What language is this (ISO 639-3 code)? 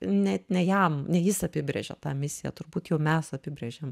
lit